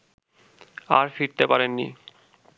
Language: Bangla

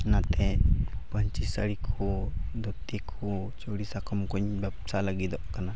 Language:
Santali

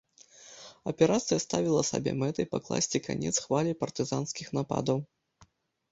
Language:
Belarusian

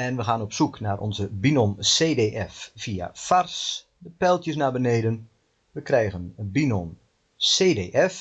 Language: Dutch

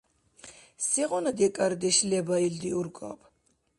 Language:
Dargwa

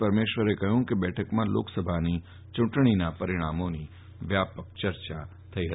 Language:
Gujarati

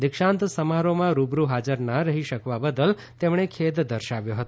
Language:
Gujarati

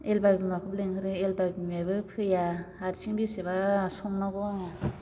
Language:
Bodo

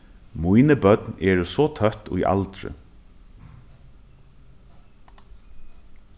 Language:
Faroese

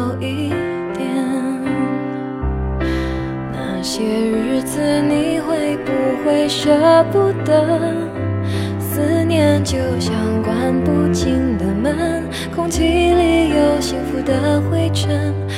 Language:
Chinese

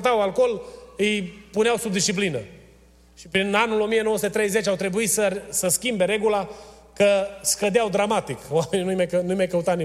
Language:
Romanian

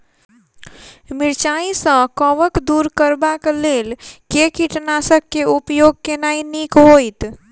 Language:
Maithili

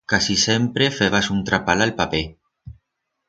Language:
Aragonese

